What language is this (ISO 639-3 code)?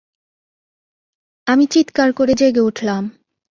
ben